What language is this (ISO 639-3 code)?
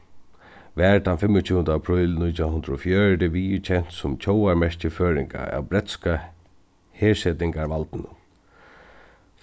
fao